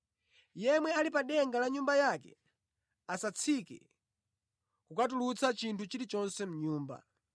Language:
Nyanja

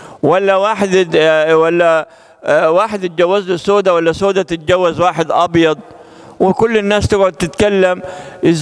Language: Arabic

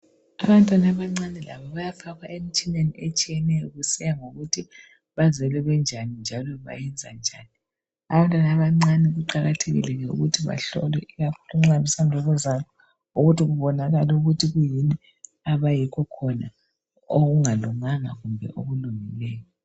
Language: North Ndebele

